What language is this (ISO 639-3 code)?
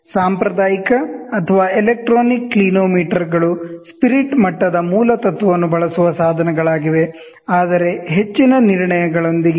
kan